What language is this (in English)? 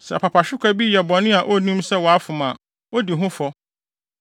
Akan